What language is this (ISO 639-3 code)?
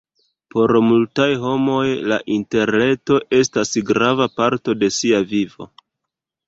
epo